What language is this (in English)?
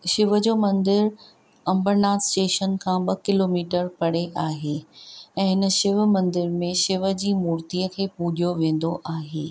Sindhi